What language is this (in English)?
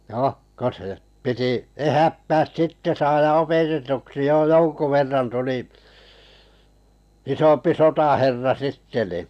Finnish